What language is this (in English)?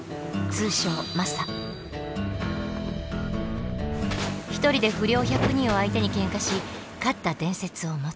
Japanese